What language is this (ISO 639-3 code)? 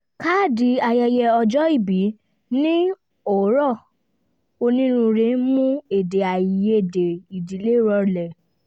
yor